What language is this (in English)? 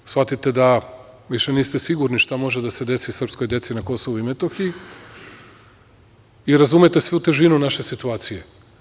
Serbian